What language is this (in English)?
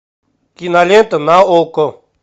Russian